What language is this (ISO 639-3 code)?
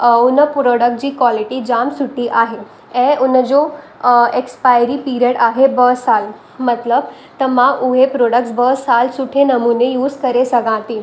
snd